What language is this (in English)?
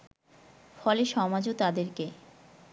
Bangla